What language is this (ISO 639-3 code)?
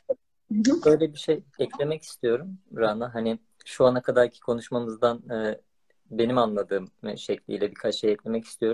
tur